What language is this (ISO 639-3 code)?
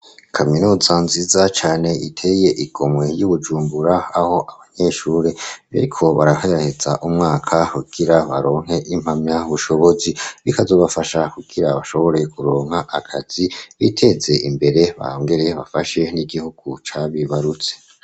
run